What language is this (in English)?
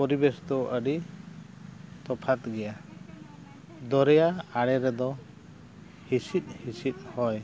Santali